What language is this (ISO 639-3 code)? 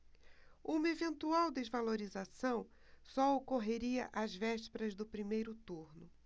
por